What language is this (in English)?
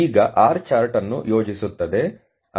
Kannada